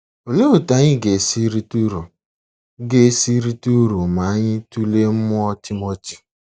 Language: Igbo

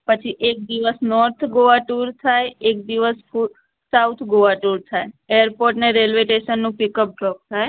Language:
Gujarati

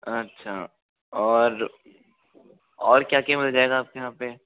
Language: Hindi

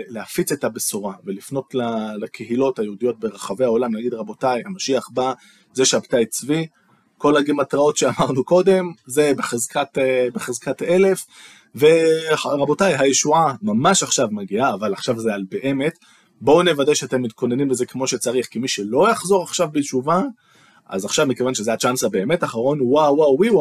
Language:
Hebrew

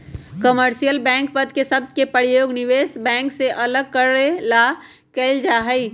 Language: Magahi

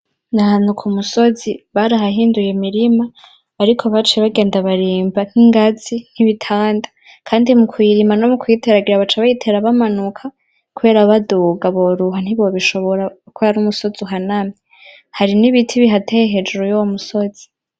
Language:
Rundi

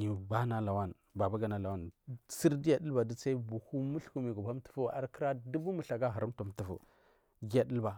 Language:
Marghi South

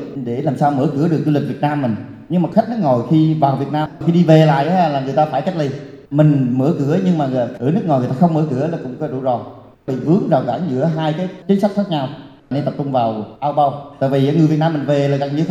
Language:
Vietnamese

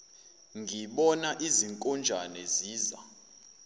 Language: Zulu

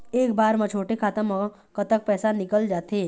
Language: Chhattisgarhi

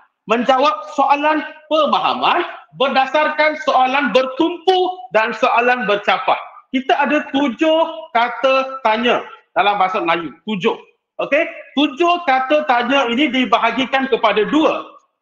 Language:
Malay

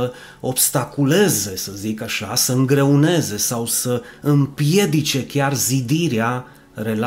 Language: Romanian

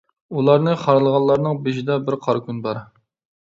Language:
Uyghur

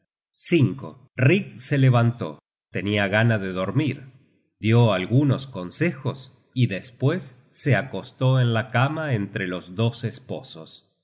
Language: Spanish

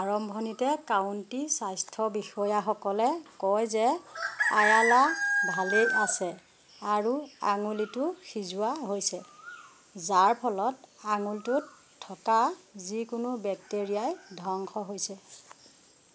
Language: Assamese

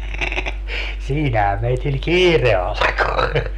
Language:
Finnish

